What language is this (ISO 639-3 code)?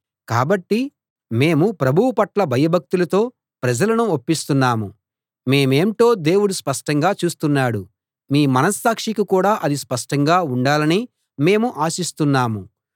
tel